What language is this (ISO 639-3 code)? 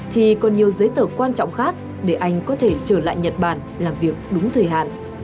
vie